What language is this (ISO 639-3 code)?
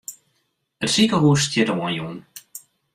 fry